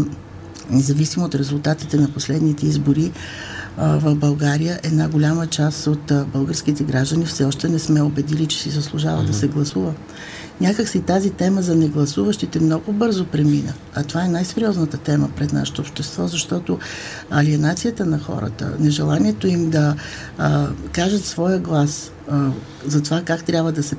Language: Bulgarian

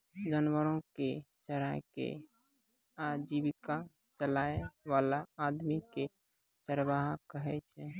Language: Maithili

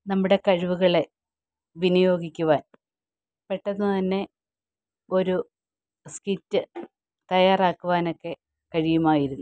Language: Malayalam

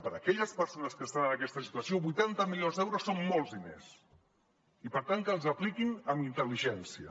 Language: Catalan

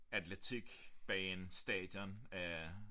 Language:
Danish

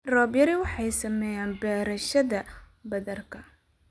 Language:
Somali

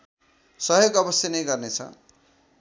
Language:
Nepali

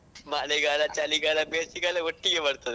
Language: Kannada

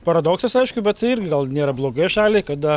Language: Lithuanian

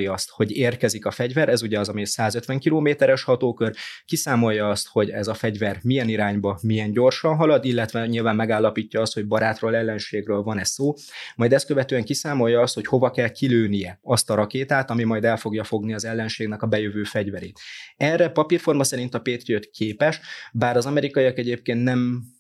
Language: Hungarian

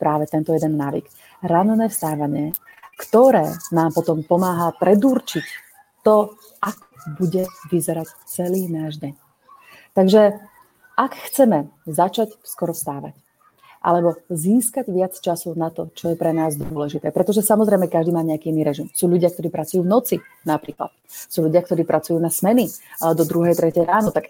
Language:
Slovak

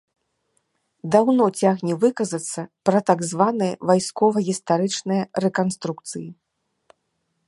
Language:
Belarusian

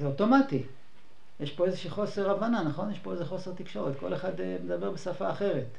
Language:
Hebrew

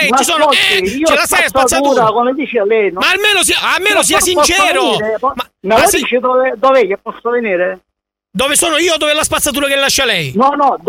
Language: Italian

